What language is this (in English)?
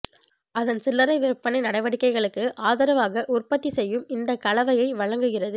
Tamil